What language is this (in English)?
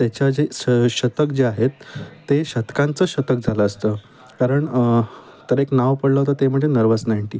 Marathi